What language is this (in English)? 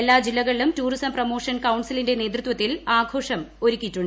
Malayalam